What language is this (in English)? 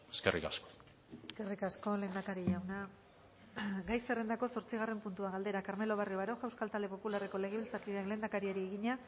Basque